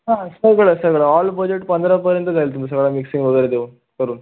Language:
Marathi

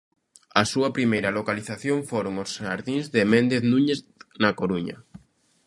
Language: Galician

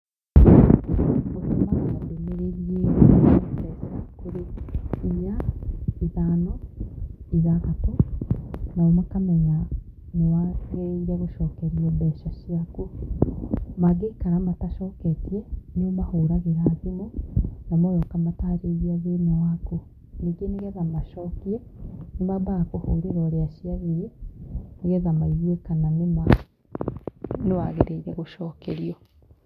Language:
Kikuyu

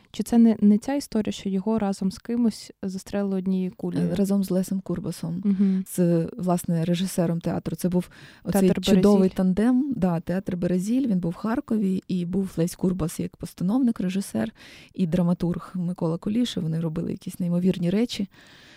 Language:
Ukrainian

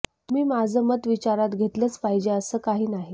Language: Marathi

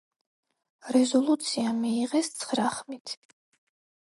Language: Georgian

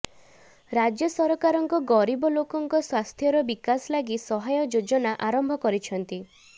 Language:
Odia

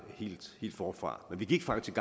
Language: Danish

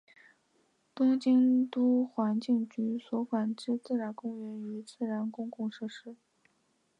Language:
Chinese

